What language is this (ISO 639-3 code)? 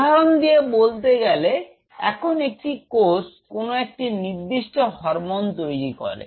ben